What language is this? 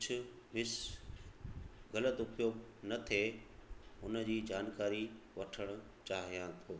Sindhi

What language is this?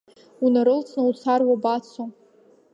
Abkhazian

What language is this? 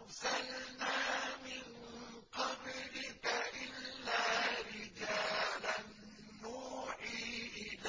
Arabic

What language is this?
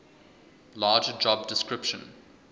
English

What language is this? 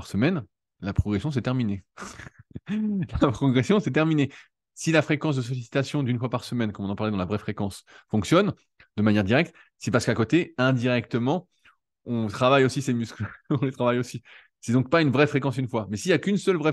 French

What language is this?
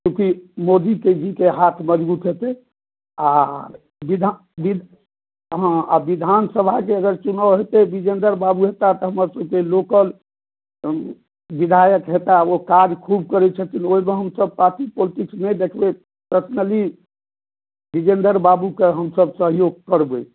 Maithili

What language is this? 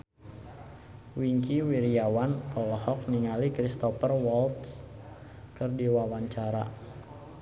Sundanese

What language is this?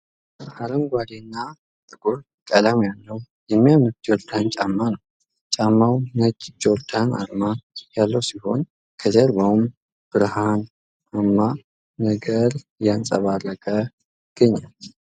Amharic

